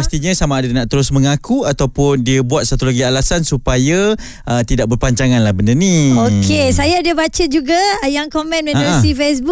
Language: Malay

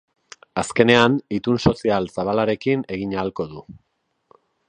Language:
Basque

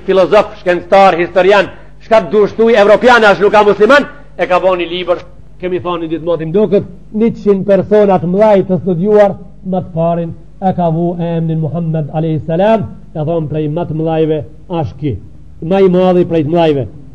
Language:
Arabic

